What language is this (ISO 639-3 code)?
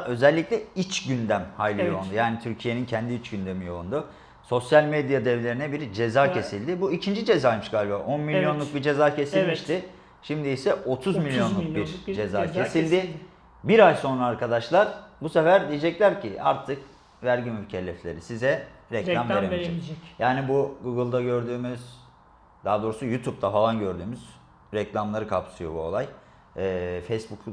tur